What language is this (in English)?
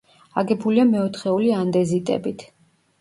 Georgian